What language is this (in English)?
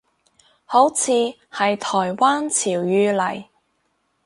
Cantonese